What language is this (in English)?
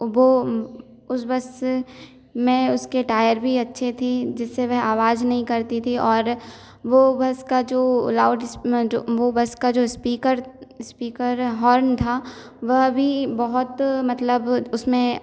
Hindi